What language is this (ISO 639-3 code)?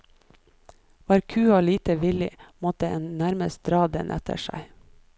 nor